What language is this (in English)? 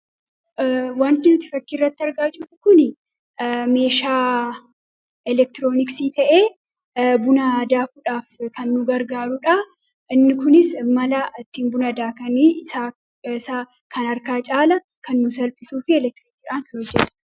Oromo